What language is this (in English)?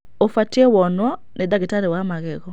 Kikuyu